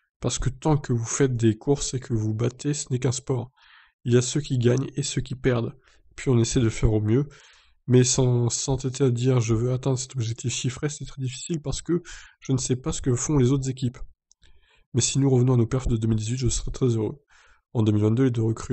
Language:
French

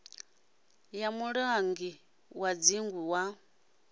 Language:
Venda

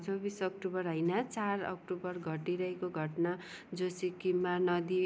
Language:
Nepali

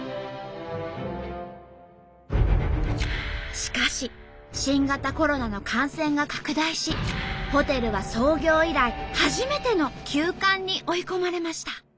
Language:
Japanese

